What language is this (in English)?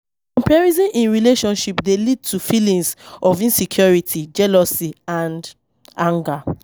Nigerian Pidgin